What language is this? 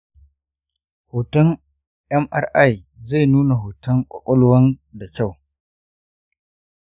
Hausa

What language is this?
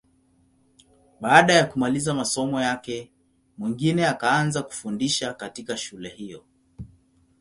Swahili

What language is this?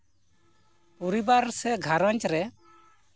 Santali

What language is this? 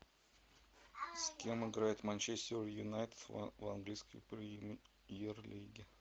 Russian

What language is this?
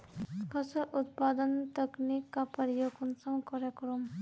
Magahi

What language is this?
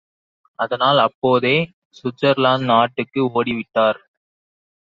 Tamil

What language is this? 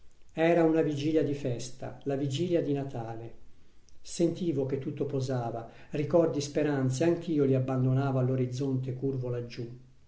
Italian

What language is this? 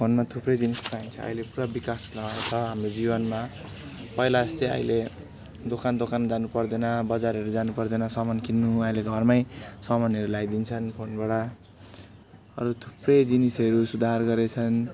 Nepali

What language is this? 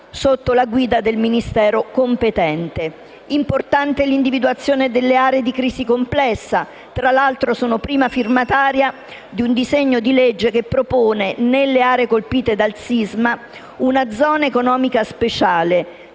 Italian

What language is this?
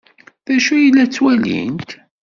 Kabyle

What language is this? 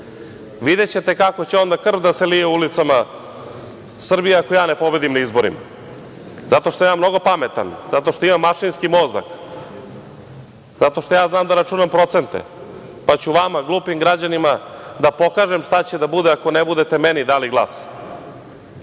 Serbian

